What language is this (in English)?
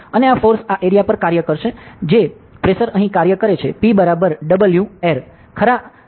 Gujarati